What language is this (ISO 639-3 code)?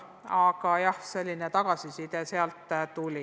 est